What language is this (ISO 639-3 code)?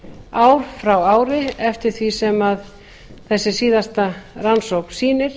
isl